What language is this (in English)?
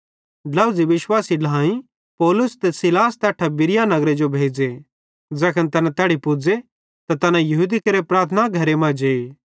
Bhadrawahi